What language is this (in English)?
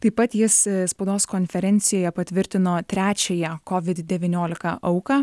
Lithuanian